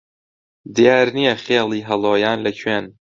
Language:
Central Kurdish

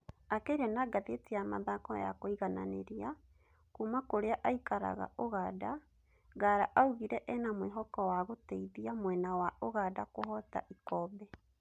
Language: Kikuyu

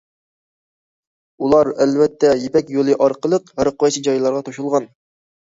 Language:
Uyghur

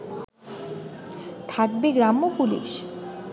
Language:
Bangla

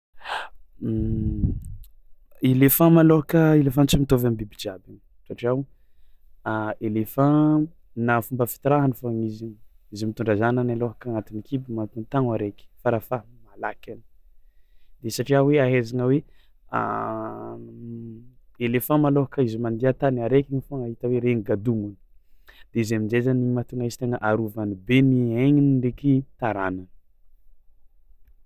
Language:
Tsimihety Malagasy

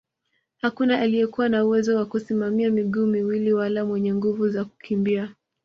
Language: Swahili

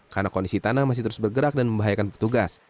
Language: Indonesian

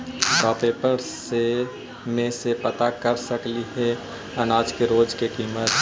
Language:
Magahi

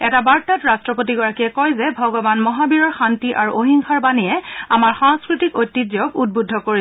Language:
Assamese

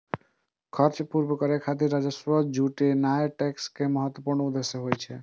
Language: Maithili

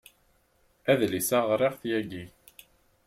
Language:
Kabyle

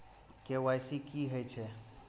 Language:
Maithili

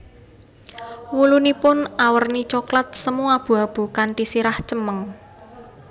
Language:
Javanese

